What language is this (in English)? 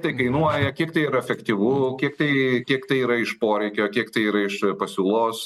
Lithuanian